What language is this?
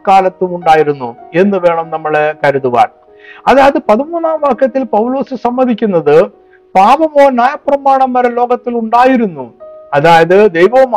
Malayalam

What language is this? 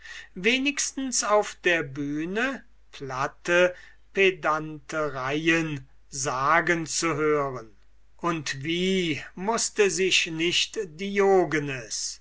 German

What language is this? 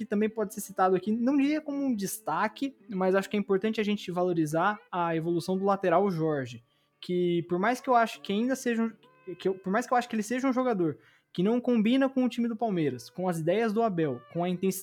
Portuguese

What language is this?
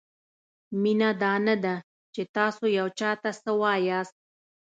Pashto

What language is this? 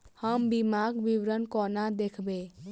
Maithili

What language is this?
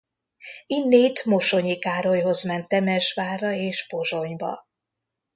Hungarian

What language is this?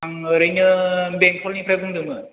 Bodo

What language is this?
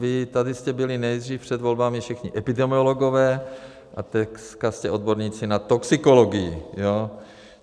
Czech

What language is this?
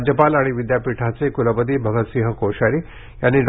Marathi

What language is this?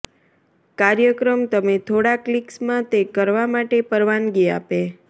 Gujarati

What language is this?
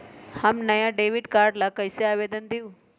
Magahi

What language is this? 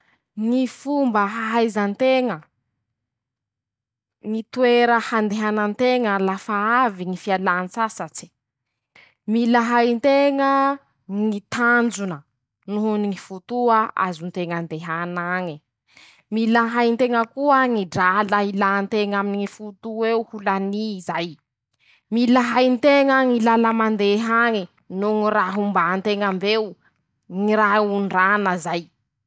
Masikoro Malagasy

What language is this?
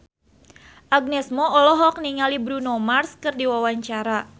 Sundanese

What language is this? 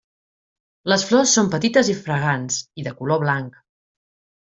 Catalan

